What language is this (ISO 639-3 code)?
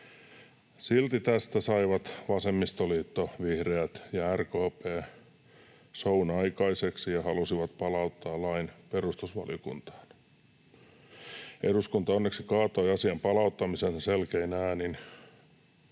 fin